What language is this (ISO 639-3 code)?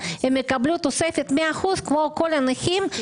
heb